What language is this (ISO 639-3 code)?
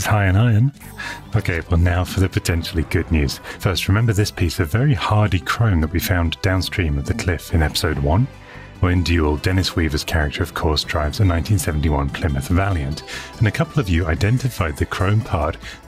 eng